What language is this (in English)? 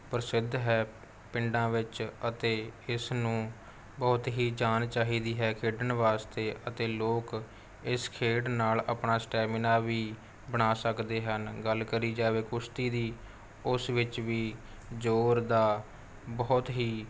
Punjabi